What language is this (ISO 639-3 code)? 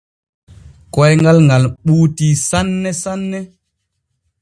fue